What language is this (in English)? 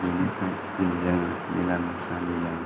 Bodo